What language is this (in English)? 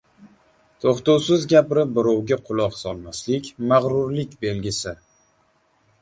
Uzbek